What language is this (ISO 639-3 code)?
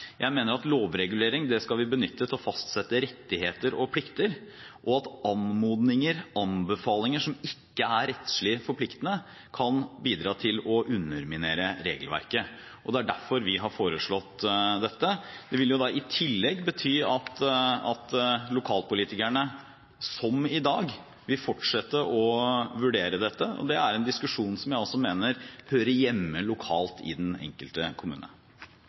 nob